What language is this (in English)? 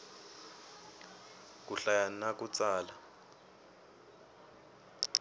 Tsonga